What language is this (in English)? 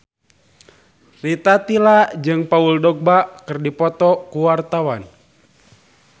Sundanese